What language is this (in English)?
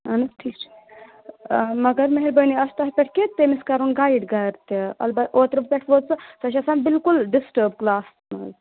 Kashmiri